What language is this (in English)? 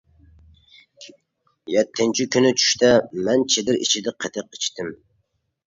Uyghur